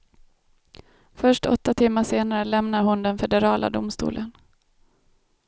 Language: Swedish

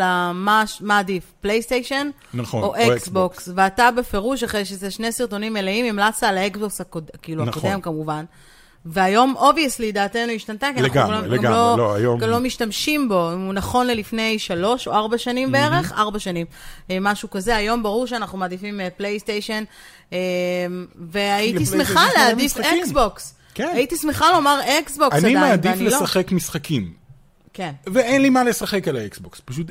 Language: Hebrew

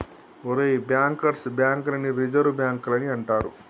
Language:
Telugu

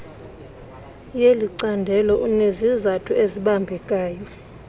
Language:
Xhosa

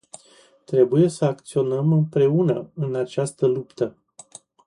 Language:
Romanian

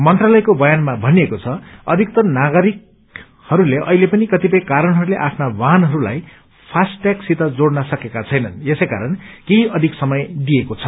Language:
Nepali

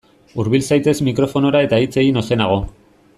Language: Basque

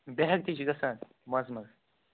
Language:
Kashmiri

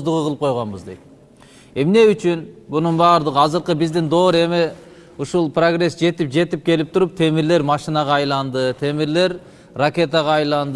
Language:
Turkish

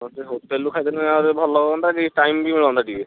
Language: Odia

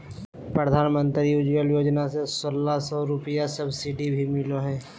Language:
Magahi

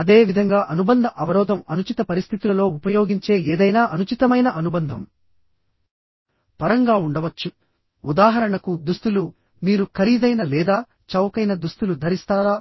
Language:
Telugu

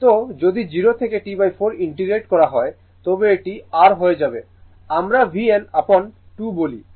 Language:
Bangla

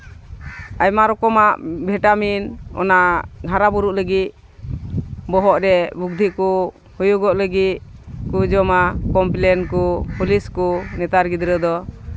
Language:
Santali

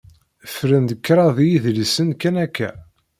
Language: Kabyle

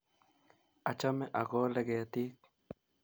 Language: Kalenjin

